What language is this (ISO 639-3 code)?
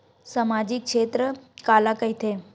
hne